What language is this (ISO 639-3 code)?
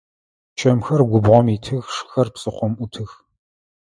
ady